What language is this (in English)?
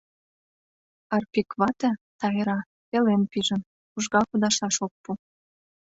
Mari